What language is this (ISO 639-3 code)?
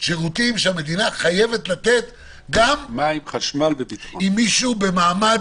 heb